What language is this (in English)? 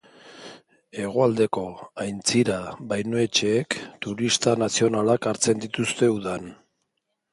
Basque